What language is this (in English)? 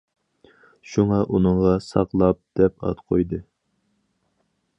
Uyghur